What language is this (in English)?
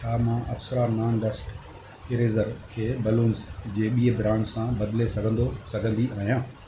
Sindhi